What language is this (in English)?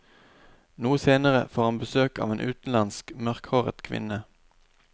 Norwegian